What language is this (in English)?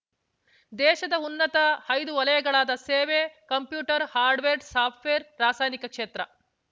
Kannada